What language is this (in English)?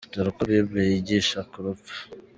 Kinyarwanda